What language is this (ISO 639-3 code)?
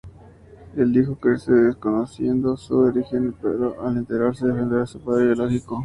spa